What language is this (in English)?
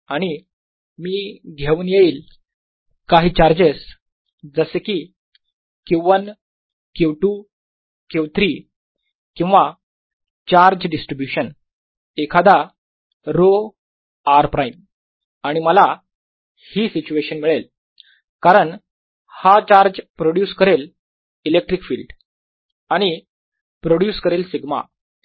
Marathi